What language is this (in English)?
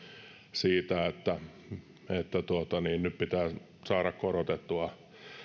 Finnish